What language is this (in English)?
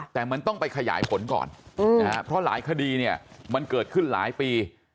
Thai